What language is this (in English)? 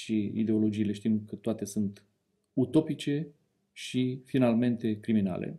Romanian